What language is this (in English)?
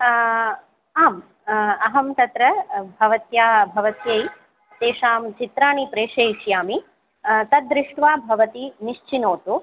Sanskrit